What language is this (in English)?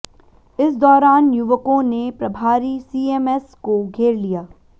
Hindi